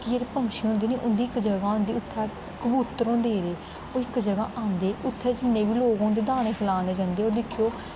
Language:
Dogri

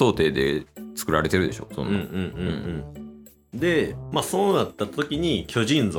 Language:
Japanese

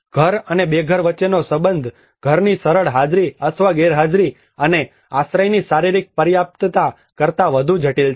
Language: Gujarati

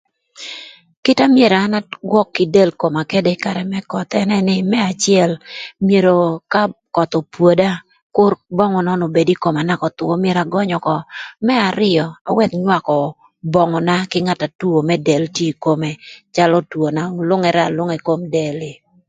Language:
Thur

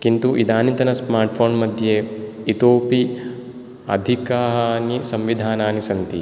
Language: Sanskrit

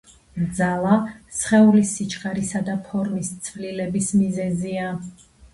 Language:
Georgian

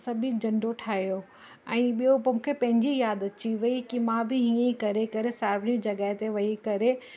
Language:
Sindhi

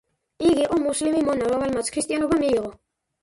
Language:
Georgian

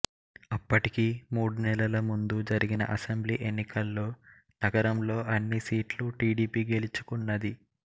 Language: Telugu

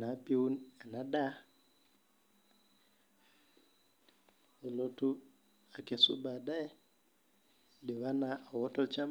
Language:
Masai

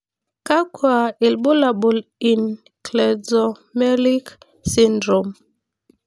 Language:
Masai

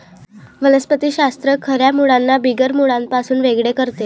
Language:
Marathi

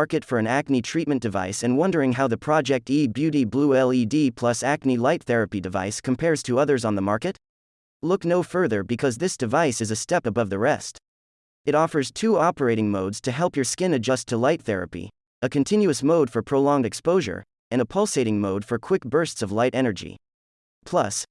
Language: English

